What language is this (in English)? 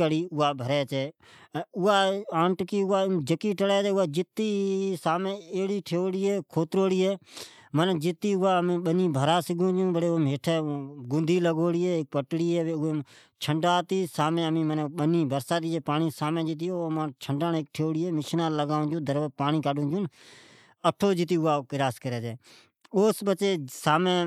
Od